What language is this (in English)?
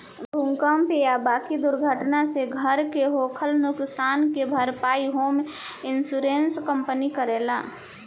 Bhojpuri